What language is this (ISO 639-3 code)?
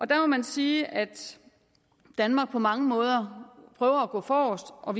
dan